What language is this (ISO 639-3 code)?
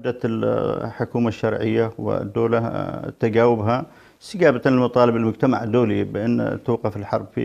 ara